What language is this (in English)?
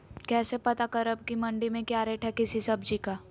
Magahi